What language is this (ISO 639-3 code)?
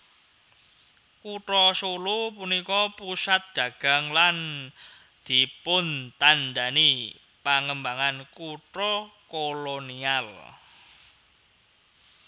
jav